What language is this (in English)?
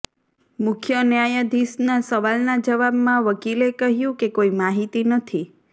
Gujarati